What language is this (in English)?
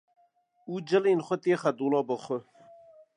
Kurdish